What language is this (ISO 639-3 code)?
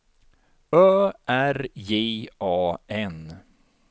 swe